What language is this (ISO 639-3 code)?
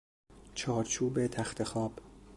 fas